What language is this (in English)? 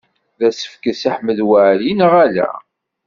Kabyle